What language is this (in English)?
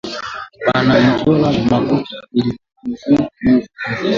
Swahili